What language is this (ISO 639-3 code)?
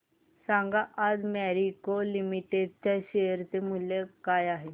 mar